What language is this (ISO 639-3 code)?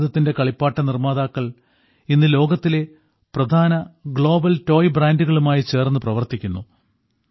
mal